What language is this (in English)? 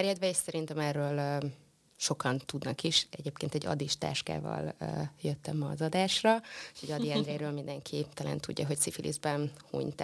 Hungarian